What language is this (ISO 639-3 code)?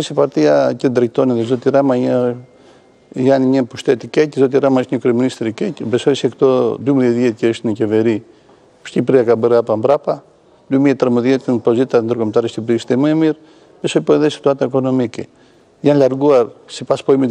ron